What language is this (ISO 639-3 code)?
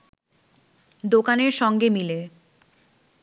ben